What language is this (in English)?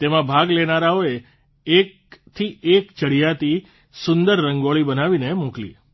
Gujarati